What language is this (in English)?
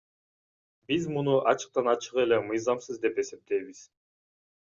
Kyrgyz